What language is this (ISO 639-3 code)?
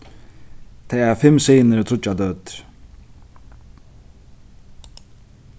fao